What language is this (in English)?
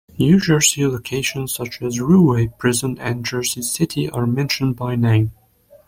English